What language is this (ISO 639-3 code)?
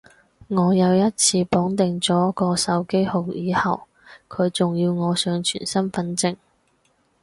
yue